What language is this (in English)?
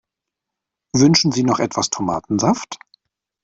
German